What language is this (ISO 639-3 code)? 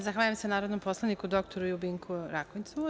srp